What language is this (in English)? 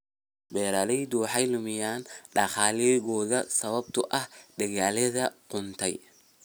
Somali